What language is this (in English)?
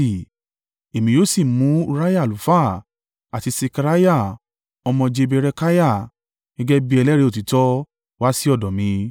Yoruba